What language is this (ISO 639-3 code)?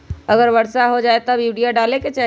mag